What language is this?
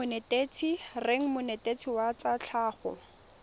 Tswana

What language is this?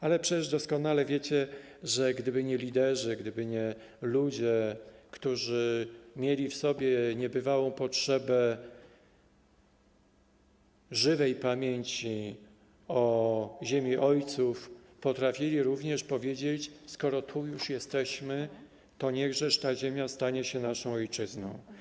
Polish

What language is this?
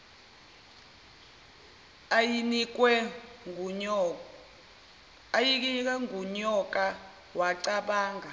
Zulu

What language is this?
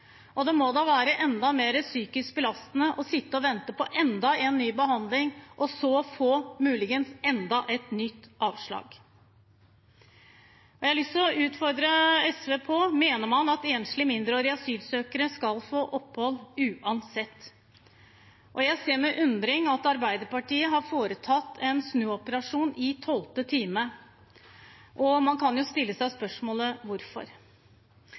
Norwegian Bokmål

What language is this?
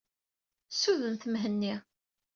Kabyle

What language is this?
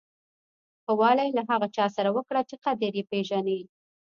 Pashto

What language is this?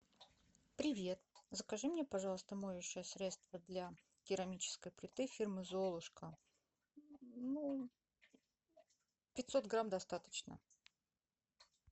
Russian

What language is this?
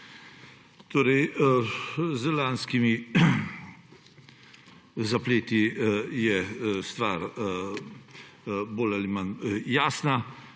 Slovenian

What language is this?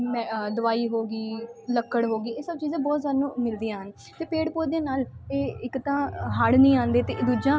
Punjabi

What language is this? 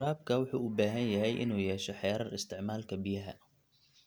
Somali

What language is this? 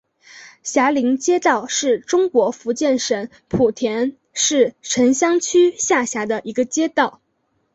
Chinese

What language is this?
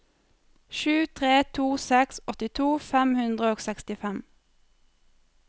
Norwegian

